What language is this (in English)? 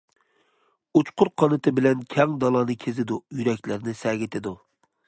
Uyghur